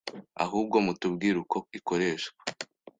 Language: Kinyarwanda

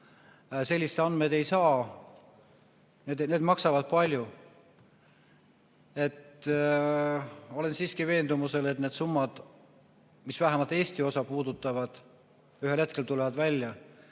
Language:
Estonian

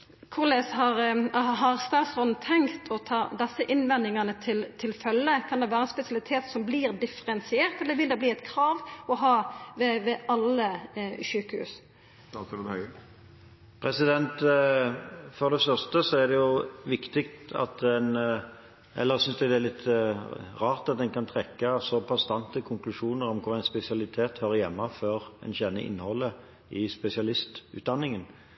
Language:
Norwegian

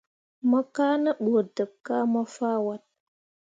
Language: Mundang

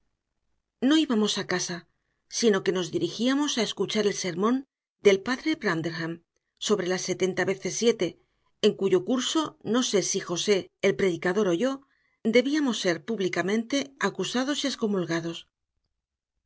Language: Spanish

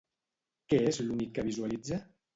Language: Catalan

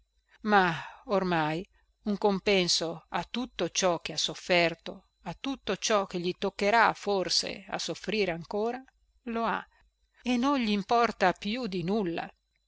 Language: Italian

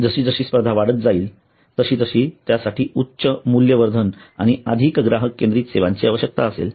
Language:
Marathi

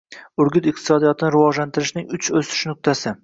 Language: Uzbek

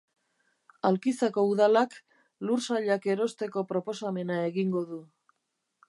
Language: Basque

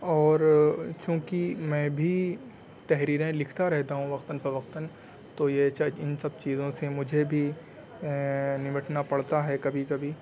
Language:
Urdu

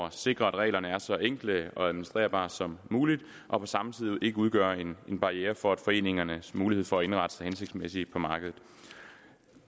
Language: Danish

